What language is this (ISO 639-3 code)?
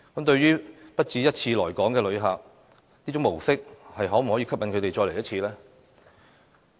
yue